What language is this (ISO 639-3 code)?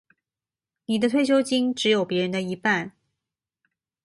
zho